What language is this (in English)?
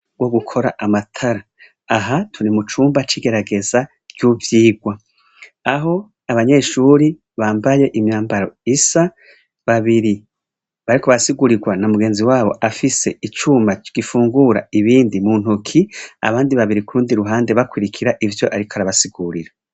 Rundi